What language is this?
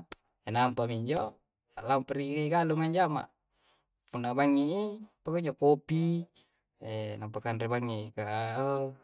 Coastal Konjo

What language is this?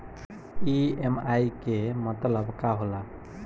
Bhojpuri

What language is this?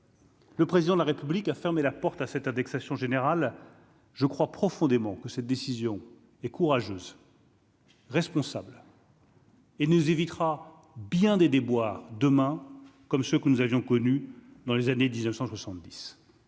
French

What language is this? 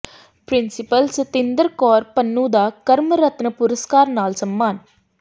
Punjabi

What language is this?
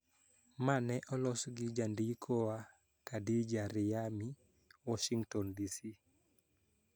Luo (Kenya and Tanzania)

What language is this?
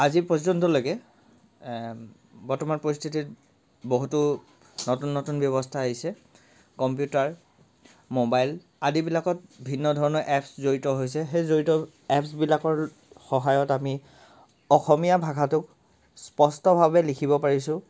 Assamese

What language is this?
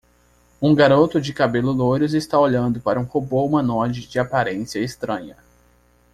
Portuguese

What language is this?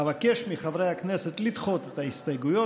Hebrew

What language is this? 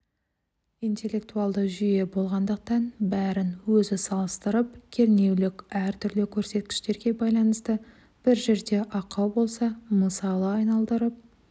Kazakh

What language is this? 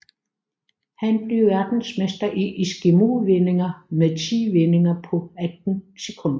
Danish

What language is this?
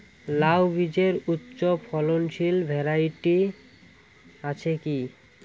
Bangla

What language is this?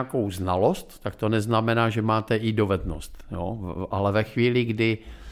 Czech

